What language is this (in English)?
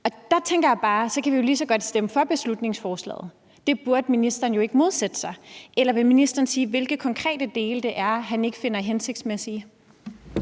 Danish